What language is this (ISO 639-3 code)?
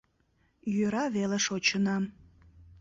chm